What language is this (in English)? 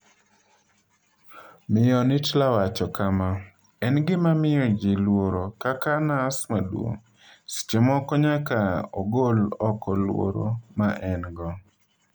Luo (Kenya and Tanzania)